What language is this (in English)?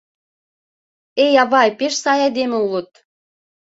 Mari